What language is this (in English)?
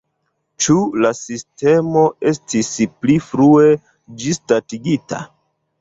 Esperanto